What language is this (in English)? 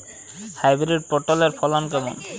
Bangla